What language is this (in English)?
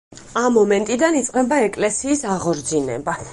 Georgian